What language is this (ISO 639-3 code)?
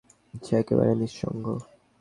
ben